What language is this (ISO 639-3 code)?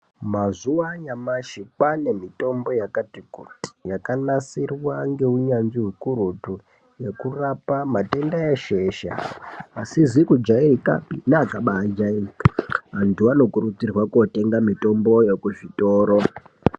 ndc